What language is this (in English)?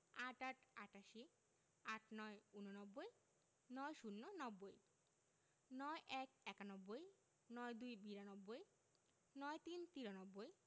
Bangla